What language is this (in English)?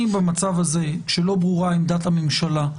Hebrew